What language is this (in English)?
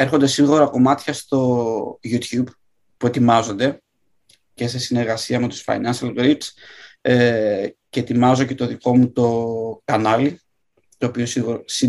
Greek